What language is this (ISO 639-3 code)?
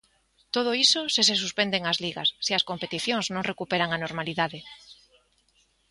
glg